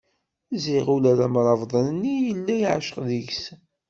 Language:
Kabyle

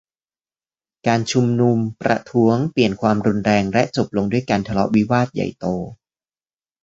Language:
Thai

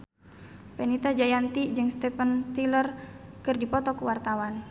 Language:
Sundanese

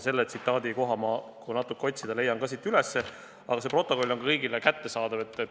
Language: Estonian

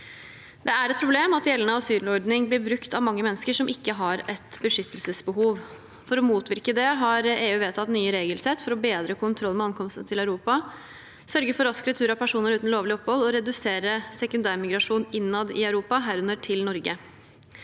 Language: Norwegian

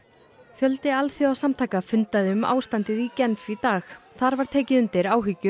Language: Icelandic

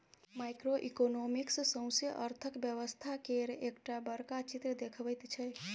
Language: Maithili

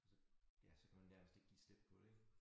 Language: Danish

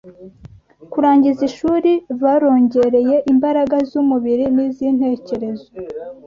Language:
Kinyarwanda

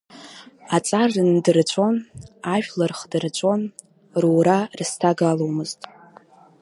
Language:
Abkhazian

